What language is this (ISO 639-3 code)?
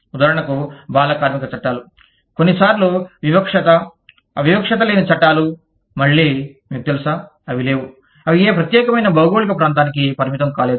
tel